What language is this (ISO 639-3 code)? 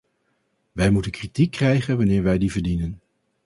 nld